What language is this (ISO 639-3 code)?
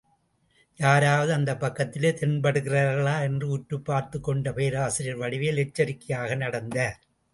tam